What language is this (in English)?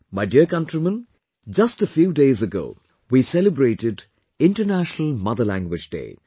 English